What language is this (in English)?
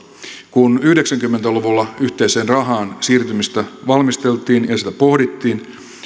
Finnish